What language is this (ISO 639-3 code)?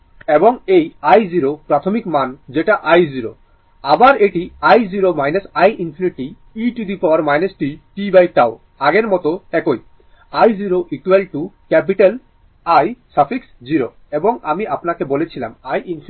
ben